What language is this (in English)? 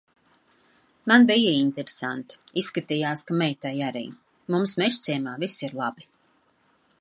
Latvian